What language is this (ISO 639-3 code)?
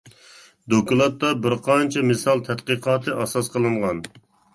uig